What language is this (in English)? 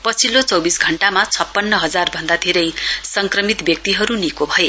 Nepali